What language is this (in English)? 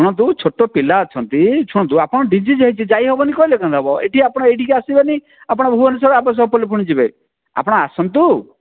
Odia